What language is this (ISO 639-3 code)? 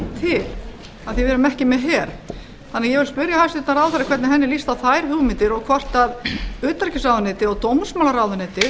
isl